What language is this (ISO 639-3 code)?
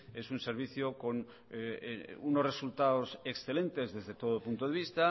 spa